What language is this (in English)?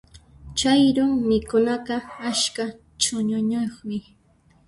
Puno Quechua